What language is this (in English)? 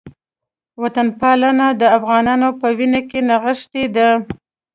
Pashto